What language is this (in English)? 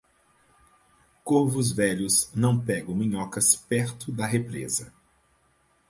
Portuguese